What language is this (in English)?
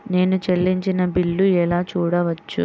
Telugu